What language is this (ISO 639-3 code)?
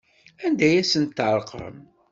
kab